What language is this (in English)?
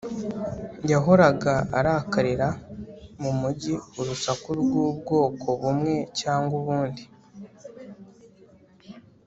Kinyarwanda